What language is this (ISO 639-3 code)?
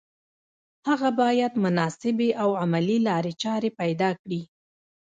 pus